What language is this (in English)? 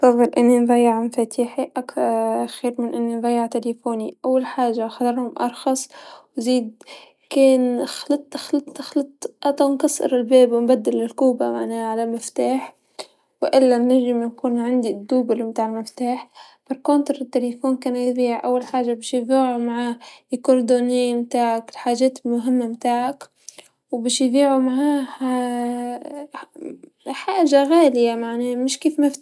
Tunisian Arabic